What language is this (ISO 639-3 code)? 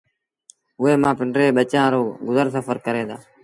sbn